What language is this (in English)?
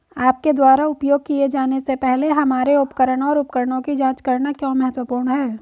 Hindi